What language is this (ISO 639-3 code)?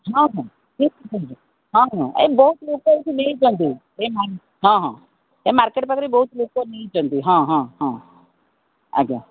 ori